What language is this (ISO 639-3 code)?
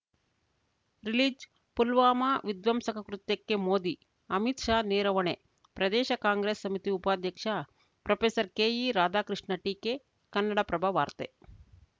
kan